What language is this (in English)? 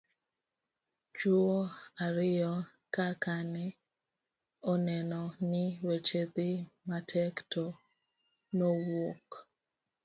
Luo (Kenya and Tanzania)